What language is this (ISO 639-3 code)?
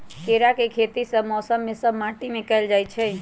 mag